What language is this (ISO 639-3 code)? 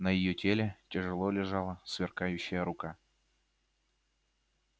rus